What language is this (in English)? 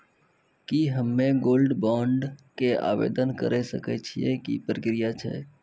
Maithili